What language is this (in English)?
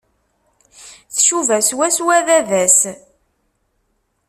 Kabyle